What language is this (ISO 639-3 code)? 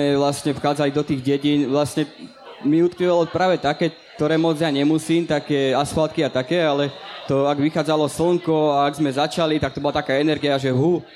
slk